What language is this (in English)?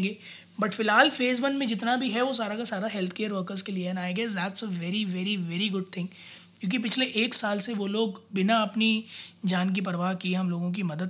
Hindi